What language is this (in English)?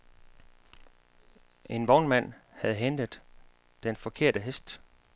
Danish